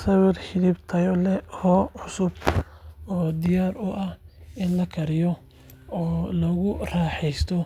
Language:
Somali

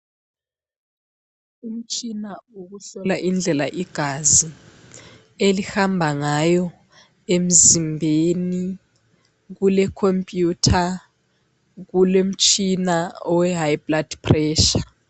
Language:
North Ndebele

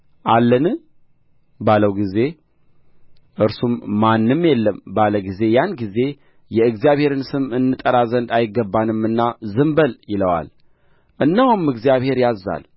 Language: Amharic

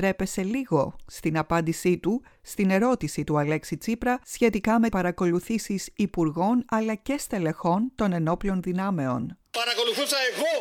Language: Greek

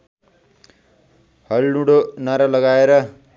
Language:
Nepali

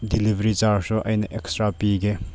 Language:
Manipuri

